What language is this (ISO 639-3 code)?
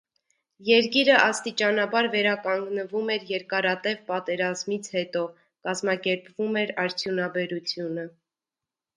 hye